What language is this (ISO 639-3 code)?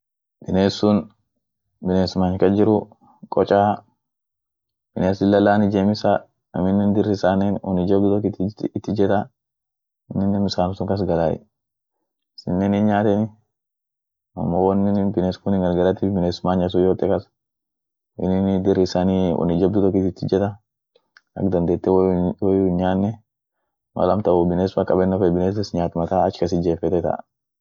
orc